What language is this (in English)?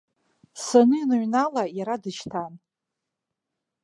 Abkhazian